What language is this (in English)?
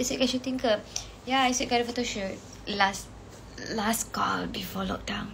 Malay